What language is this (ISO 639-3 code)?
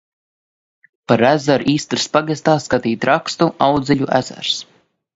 lav